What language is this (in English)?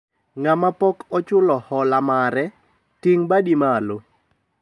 Luo (Kenya and Tanzania)